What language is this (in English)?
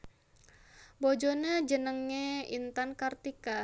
Javanese